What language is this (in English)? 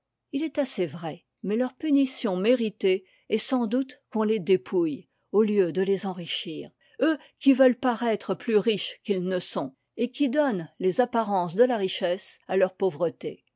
French